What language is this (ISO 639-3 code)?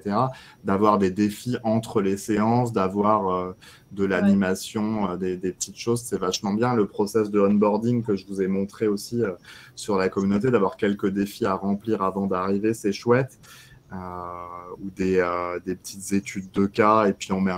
fra